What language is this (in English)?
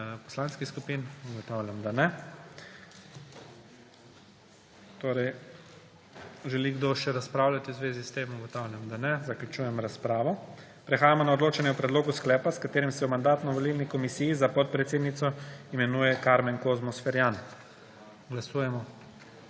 Slovenian